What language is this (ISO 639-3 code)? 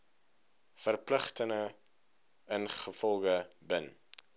afr